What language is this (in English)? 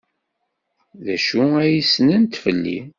Kabyle